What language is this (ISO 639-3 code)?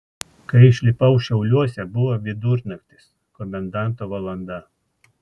lit